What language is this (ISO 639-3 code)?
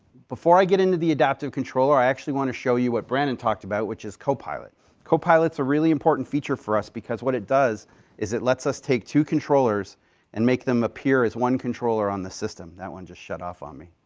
eng